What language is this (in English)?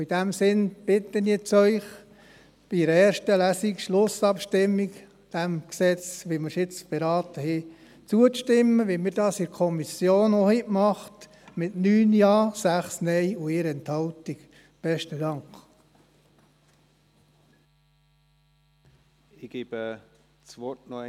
Swiss German